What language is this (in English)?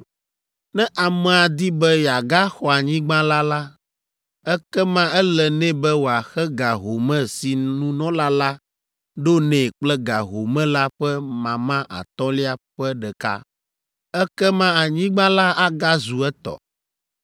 Ewe